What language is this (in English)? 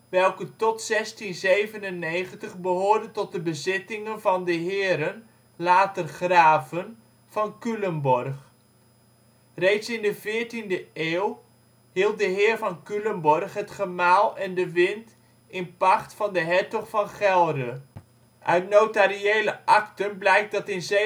Dutch